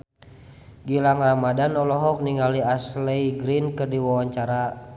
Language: Sundanese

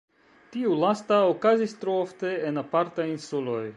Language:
Esperanto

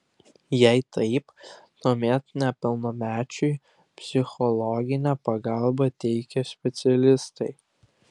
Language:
Lithuanian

